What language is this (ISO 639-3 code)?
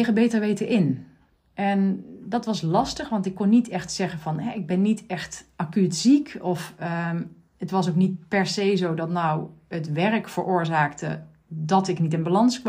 nld